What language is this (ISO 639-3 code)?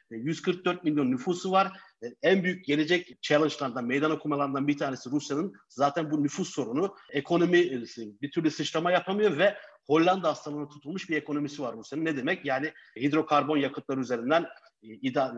tur